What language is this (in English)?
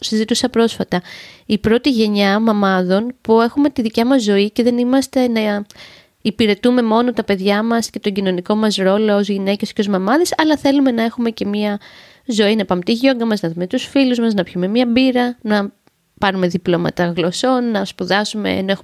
Greek